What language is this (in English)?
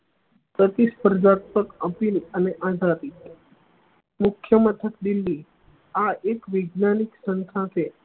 Gujarati